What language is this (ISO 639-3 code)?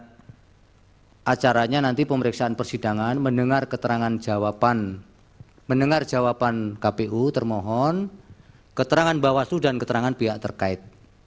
ind